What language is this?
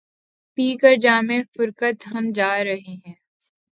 Urdu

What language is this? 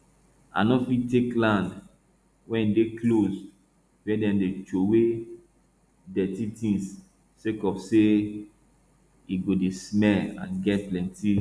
Nigerian Pidgin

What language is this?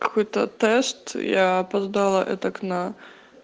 Russian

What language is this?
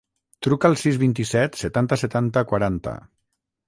Catalan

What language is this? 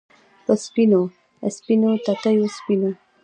Pashto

